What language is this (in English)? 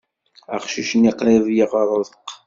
Kabyle